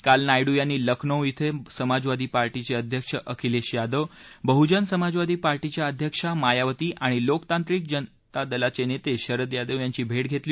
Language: Marathi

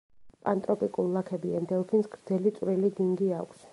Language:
Georgian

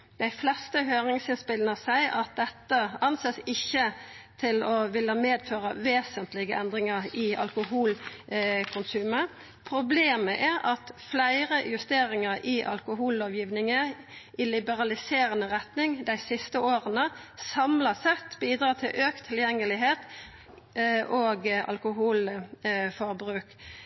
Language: Norwegian Nynorsk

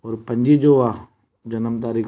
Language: Sindhi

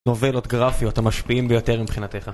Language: Hebrew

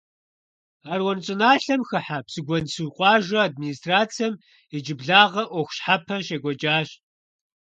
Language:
Kabardian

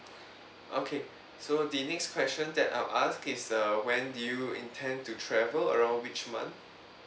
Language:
English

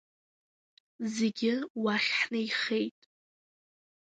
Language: Abkhazian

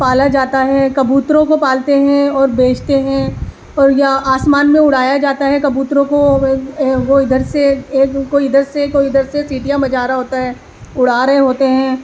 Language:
Urdu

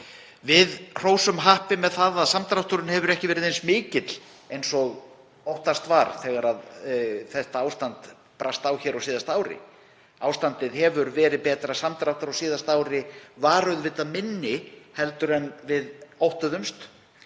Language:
Icelandic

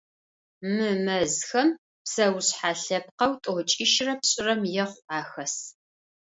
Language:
Adyghe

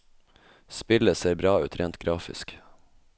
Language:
Norwegian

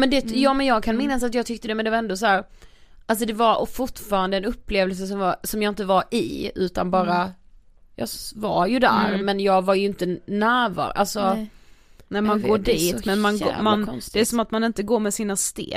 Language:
Swedish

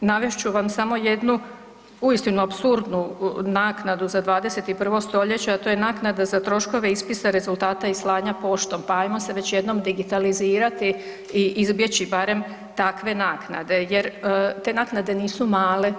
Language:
Croatian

